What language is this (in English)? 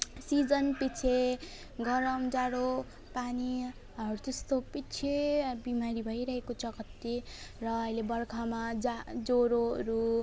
Nepali